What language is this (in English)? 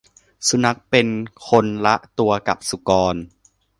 Thai